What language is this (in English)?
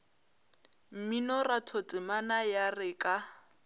Northern Sotho